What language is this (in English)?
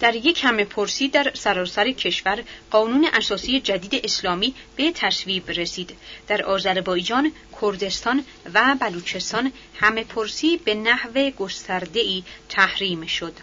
Persian